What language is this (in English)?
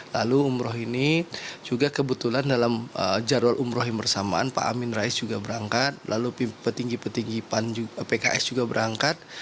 Indonesian